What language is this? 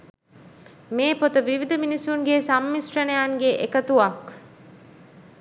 Sinhala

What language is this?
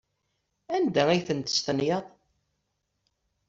Kabyle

